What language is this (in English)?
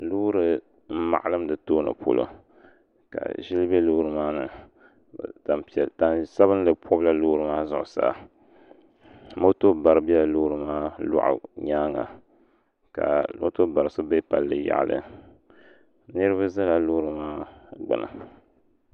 Dagbani